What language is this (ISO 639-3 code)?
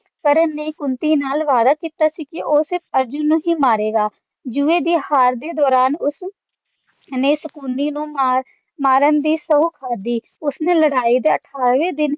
pan